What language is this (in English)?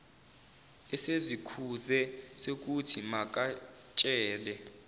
Zulu